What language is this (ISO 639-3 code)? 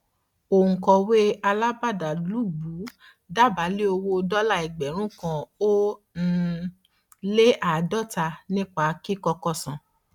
yor